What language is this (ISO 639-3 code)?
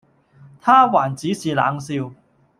yue